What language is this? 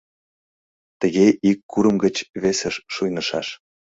Mari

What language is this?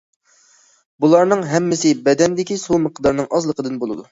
Uyghur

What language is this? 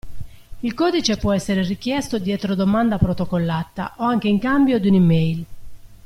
Italian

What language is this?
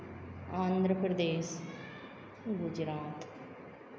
Hindi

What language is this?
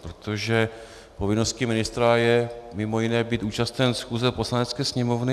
Czech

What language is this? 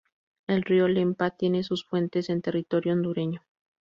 Spanish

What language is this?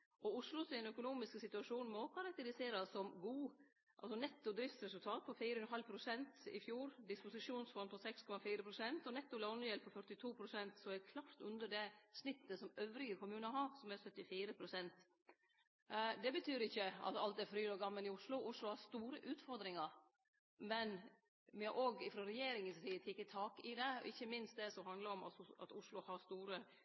Norwegian Nynorsk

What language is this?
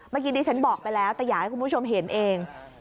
Thai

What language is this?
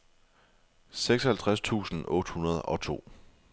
Danish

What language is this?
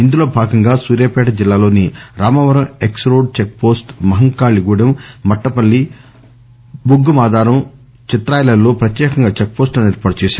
Telugu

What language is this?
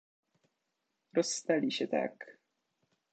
Polish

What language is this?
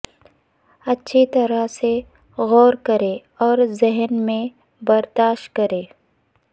Urdu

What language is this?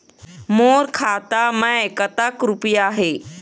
Chhattisgarhi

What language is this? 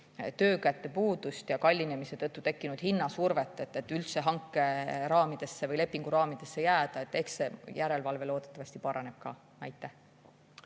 Estonian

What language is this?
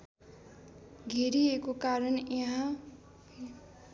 Nepali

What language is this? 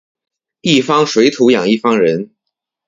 Chinese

